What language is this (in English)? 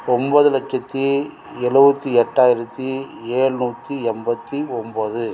Tamil